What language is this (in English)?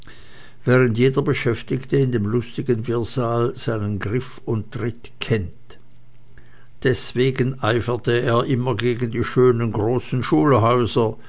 German